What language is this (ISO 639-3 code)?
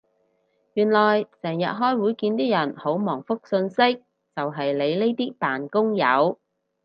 yue